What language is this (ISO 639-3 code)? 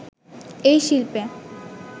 ben